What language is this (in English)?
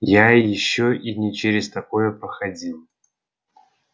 Russian